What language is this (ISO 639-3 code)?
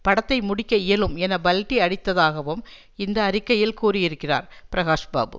tam